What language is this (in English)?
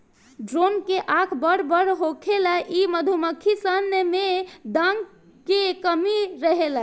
Bhojpuri